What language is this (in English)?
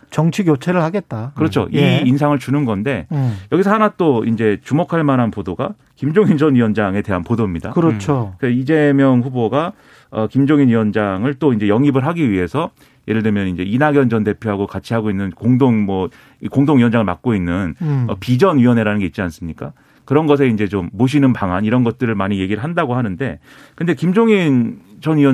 Korean